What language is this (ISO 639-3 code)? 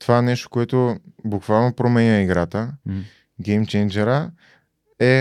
bul